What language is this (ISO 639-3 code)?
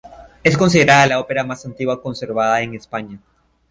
spa